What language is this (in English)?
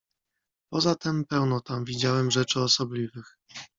Polish